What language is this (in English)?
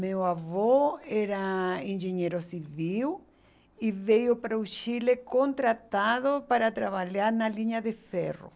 Portuguese